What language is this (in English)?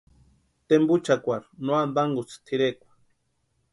Western Highland Purepecha